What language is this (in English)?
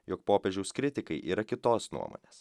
Lithuanian